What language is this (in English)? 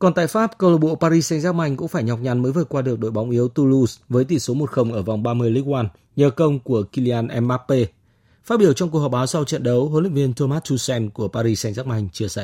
Vietnamese